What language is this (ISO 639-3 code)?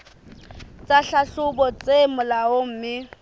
sot